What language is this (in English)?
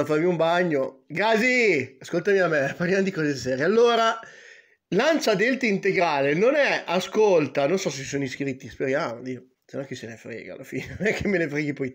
Italian